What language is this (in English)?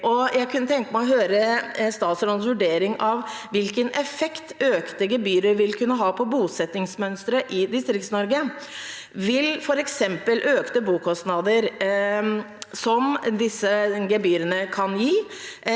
Norwegian